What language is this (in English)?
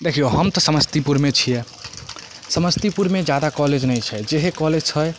Maithili